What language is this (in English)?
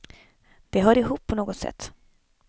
Swedish